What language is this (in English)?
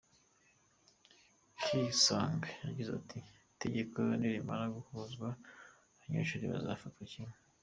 Kinyarwanda